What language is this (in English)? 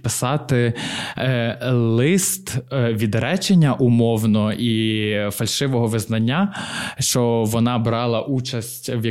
Ukrainian